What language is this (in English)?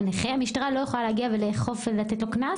Hebrew